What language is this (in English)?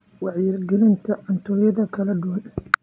Somali